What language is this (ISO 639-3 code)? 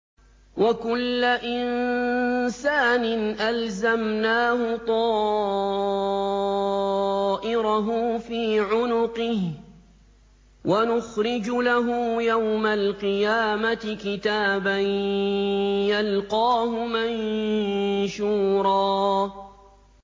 ara